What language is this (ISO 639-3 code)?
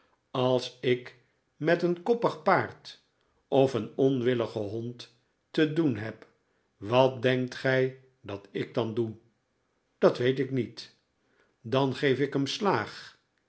nld